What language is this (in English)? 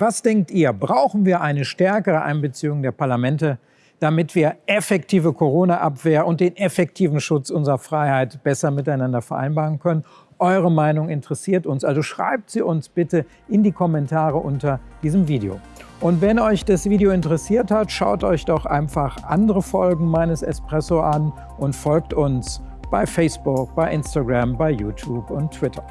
German